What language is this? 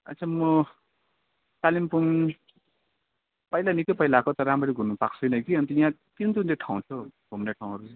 Nepali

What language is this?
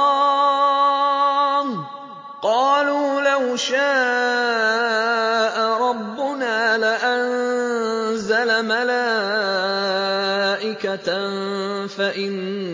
Arabic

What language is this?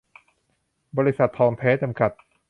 Thai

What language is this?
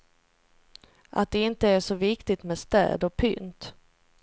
Swedish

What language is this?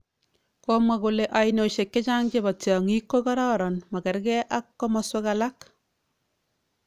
Kalenjin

